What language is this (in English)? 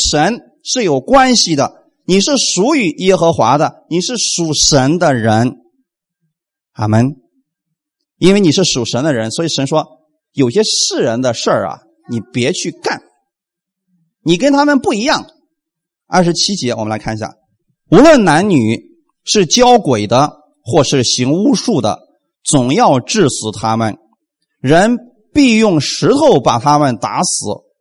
Chinese